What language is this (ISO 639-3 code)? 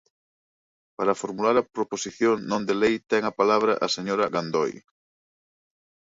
glg